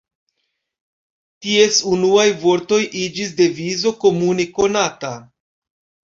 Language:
Esperanto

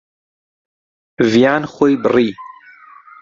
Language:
Central Kurdish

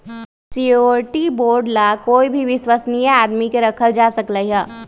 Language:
Magahi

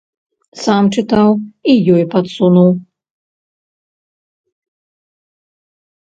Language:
Belarusian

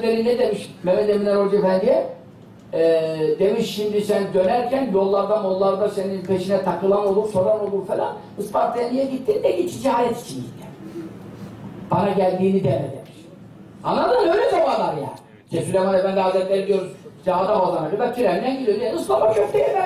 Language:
Turkish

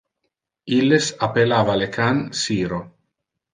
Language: Interlingua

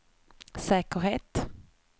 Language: Swedish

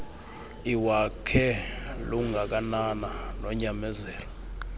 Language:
Xhosa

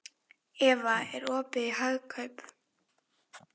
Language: Icelandic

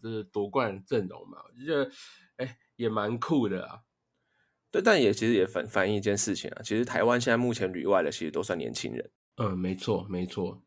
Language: Chinese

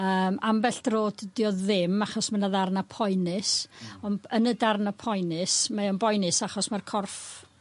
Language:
Welsh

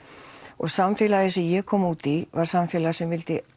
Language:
Icelandic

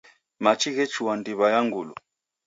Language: Taita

